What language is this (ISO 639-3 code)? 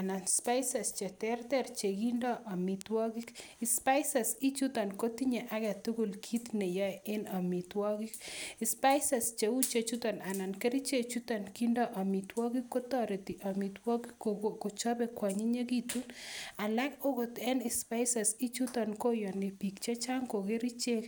kln